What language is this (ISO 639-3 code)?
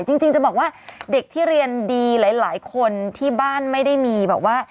tha